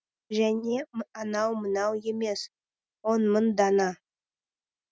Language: Kazakh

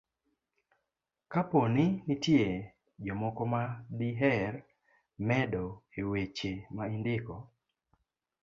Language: Luo (Kenya and Tanzania)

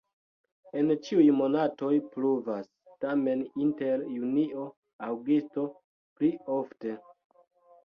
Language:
Esperanto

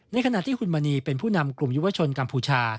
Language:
Thai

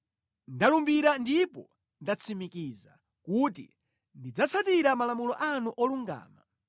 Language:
Nyanja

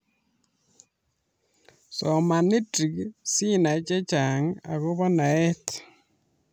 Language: Kalenjin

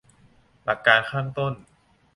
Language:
Thai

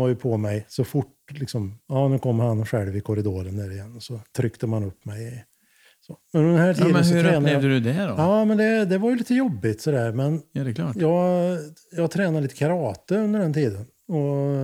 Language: Swedish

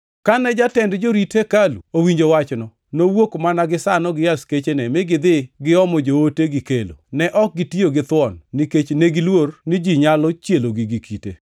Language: Luo (Kenya and Tanzania)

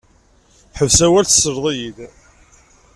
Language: Kabyle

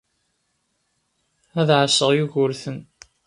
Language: Kabyle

